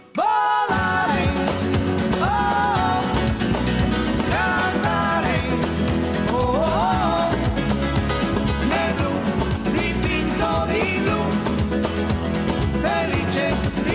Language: Indonesian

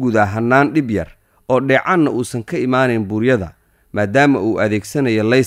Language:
Arabic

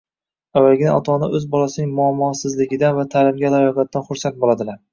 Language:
Uzbek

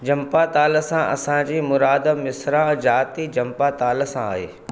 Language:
Sindhi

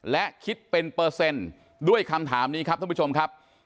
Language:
Thai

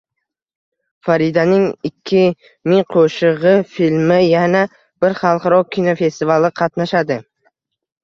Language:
Uzbek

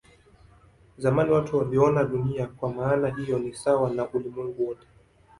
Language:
Swahili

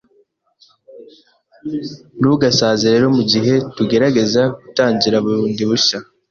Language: Kinyarwanda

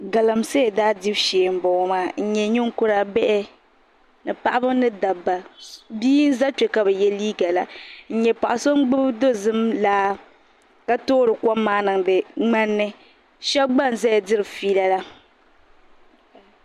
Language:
Dagbani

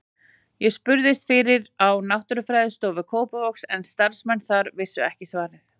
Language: Icelandic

